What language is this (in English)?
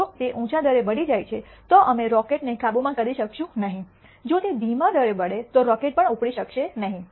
Gujarati